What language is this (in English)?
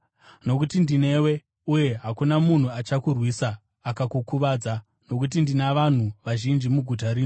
Shona